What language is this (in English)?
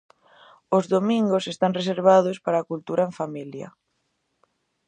Galician